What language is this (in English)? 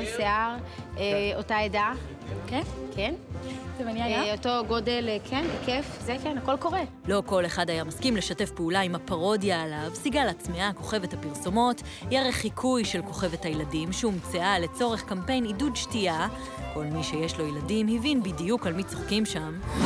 Hebrew